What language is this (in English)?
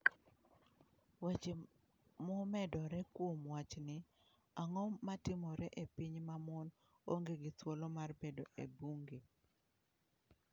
Luo (Kenya and Tanzania)